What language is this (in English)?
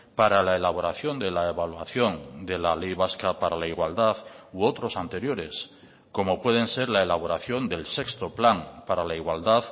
Spanish